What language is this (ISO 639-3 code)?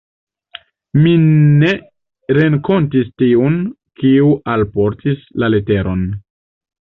epo